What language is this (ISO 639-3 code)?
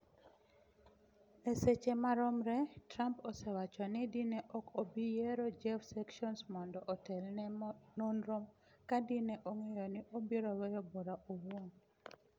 luo